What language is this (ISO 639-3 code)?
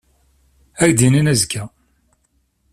kab